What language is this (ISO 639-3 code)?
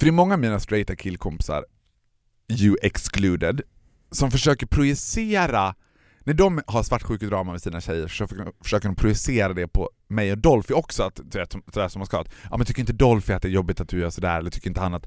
swe